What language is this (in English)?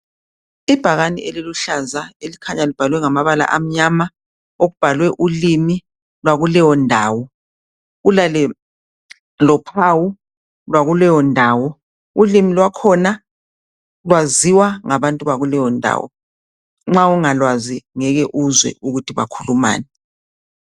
North Ndebele